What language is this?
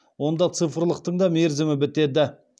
Kazakh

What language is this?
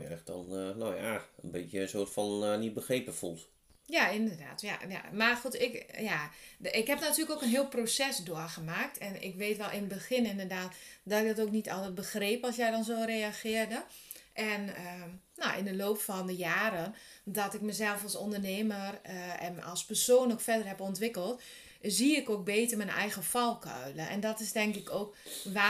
Dutch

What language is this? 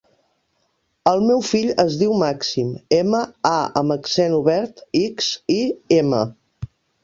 Catalan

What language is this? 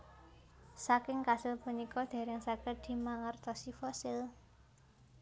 Javanese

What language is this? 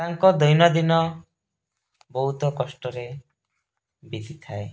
Odia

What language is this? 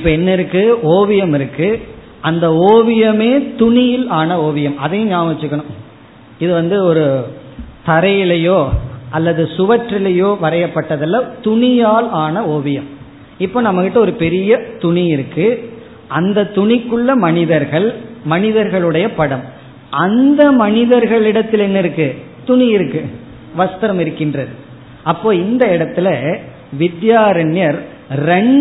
Tamil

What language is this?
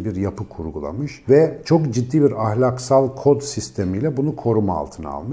Turkish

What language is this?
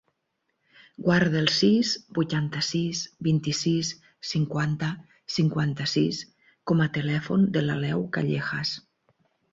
Catalan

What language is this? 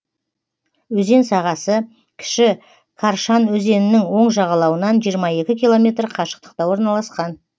Kazakh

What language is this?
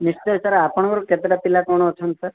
Odia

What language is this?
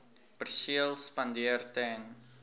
Afrikaans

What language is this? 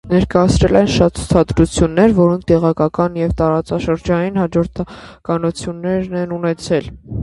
Armenian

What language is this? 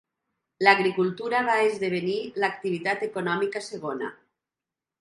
Catalan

